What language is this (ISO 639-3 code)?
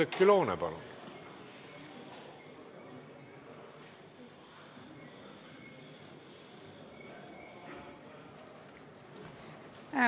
est